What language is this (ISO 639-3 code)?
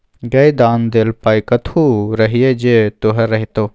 mai